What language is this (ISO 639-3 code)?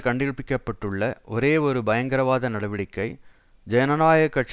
tam